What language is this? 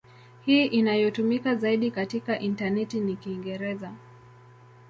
Swahili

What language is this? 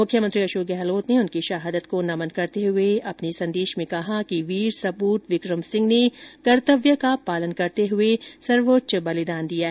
Hindi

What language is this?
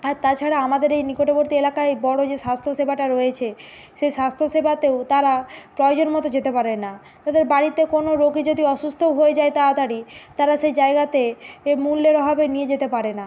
Bangla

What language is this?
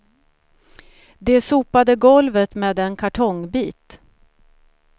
Swedish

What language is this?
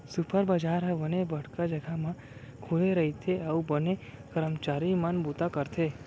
Chhattisgarhi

